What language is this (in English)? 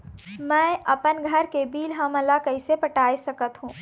Chhattisgarhi